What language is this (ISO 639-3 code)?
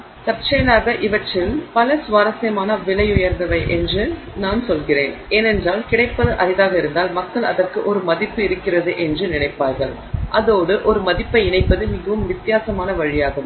tam